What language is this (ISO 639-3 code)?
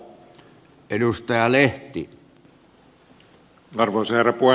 fin